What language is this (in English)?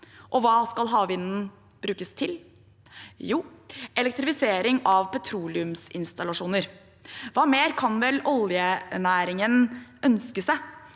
Norwegian